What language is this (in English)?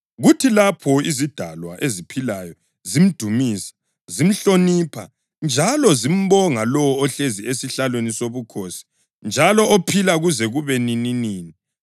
North Ndebele